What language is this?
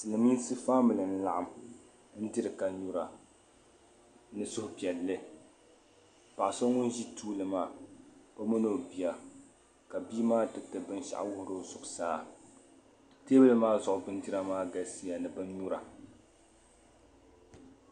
Dagbani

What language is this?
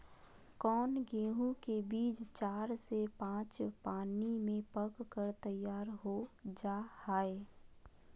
Magahi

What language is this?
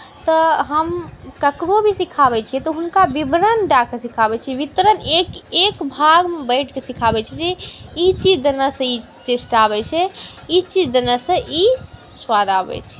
Maithili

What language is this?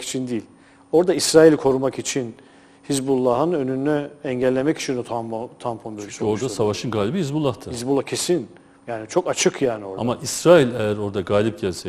Turkish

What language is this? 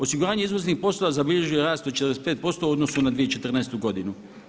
Croatian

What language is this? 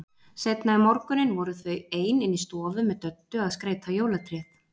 Icelandic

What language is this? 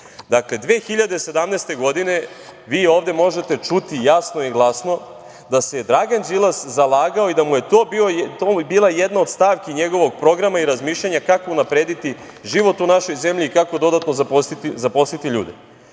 Serbian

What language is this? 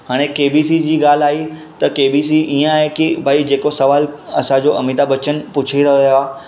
Sindhi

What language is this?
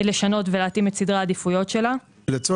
Hebrew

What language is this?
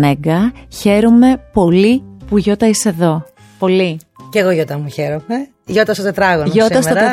Greek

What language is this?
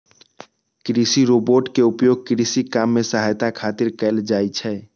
Maithili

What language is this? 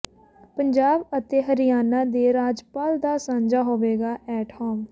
Punjabi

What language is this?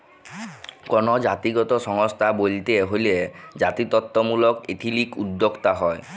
Bangla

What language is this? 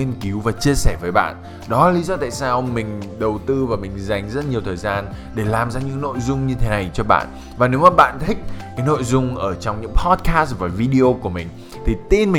Vietnamese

